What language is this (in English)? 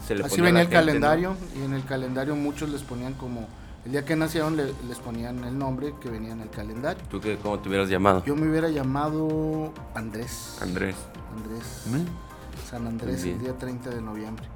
Spanish